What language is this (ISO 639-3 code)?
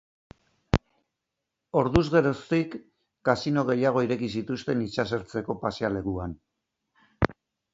eus